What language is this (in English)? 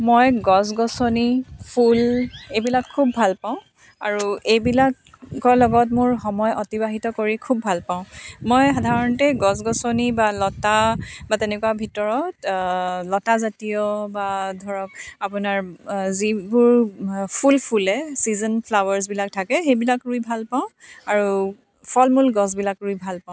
Assamese